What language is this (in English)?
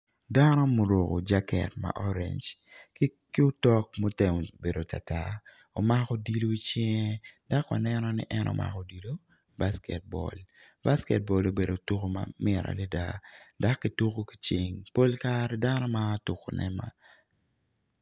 Acoli